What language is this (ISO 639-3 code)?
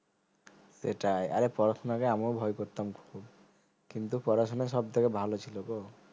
ben